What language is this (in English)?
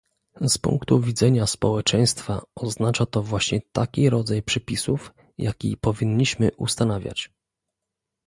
Polish